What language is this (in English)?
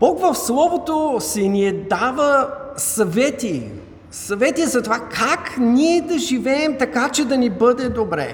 Bulgarian